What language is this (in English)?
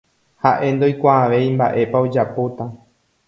Guarani